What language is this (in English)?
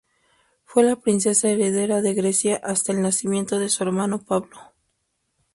Spanish